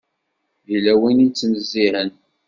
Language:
Kabyle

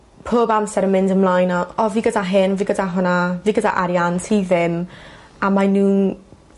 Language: Welsh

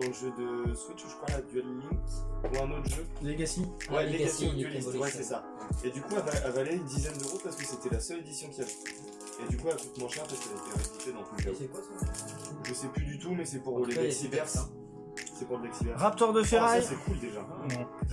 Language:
French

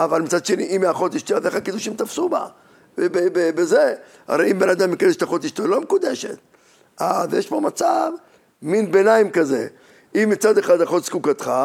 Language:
Hebrew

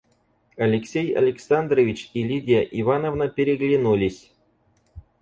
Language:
Russian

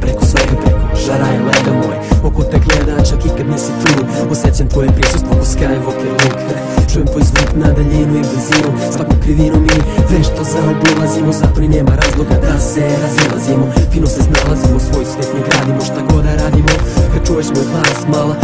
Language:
Romanian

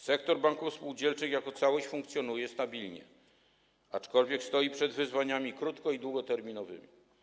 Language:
Polish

